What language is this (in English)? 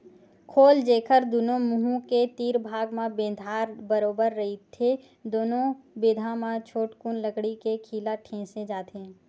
Chhattisgarhi